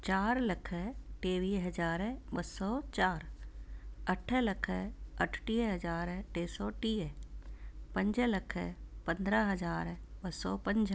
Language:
Sindhi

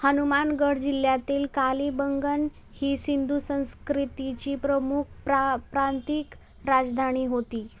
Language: Marathi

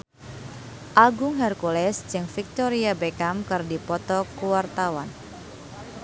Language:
Sundanese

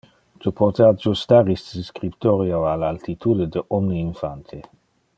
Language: Interlingua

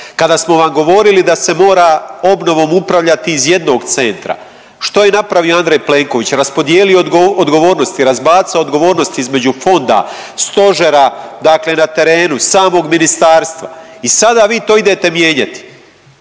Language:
Croatian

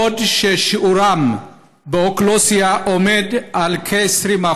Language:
Hebrew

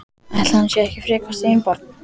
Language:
Icelandic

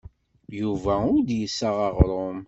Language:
Kabyle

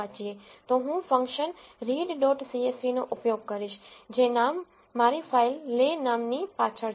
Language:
Gujarati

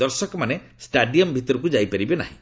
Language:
Odia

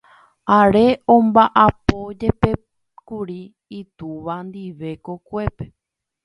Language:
Guarani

